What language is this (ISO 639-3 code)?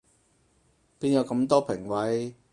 yue